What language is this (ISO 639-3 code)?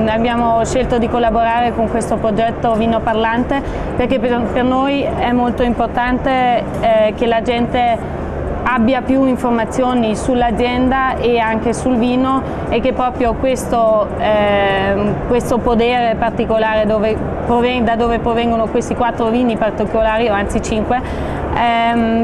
ita